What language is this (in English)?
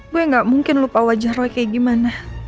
Indonesian